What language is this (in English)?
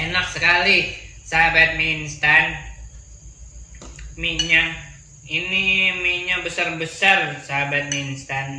Indonesian